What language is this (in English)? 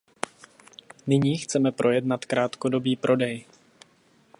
Czech